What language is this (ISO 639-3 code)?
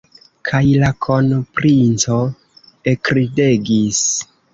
epo